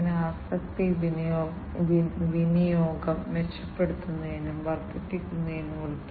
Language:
Malayalam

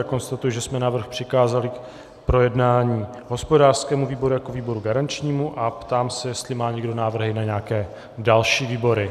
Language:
Czech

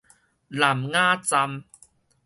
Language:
Min Nan Chinese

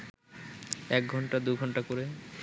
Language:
Bangla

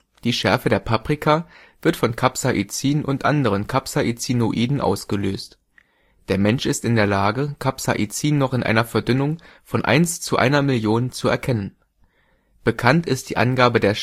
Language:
German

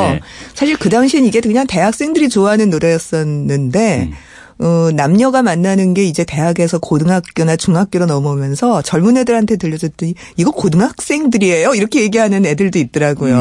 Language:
Korean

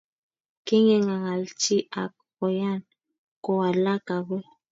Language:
Kalenjin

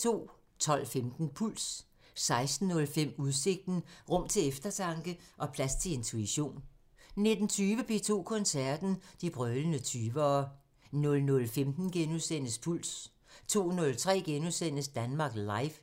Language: Danish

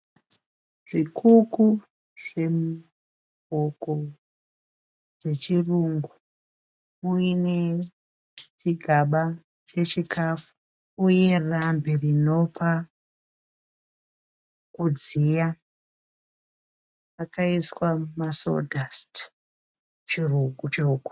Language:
Shona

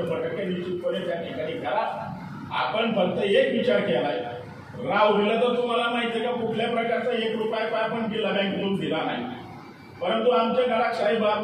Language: Marathi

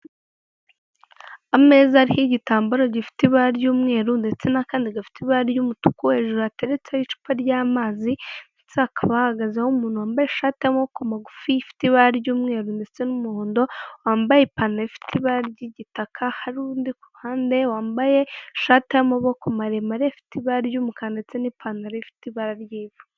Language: Kinyarwanda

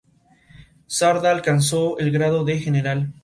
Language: Spanish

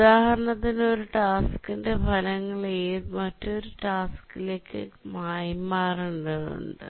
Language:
Malayalam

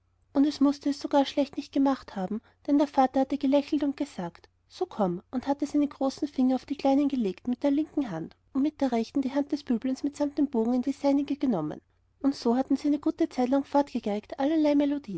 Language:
German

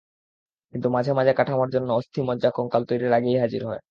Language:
Bangla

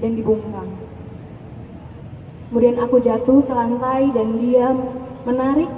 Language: Indonesian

